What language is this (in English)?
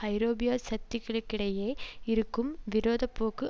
Tamil